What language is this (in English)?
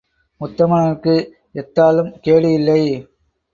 Tamil